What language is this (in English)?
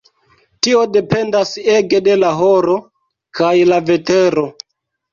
Esperanto